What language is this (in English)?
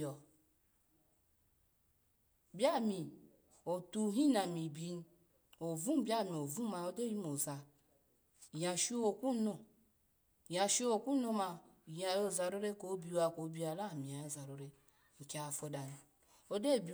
Alago